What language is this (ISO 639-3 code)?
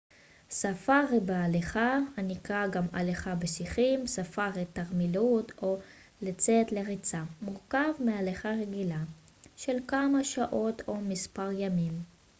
heb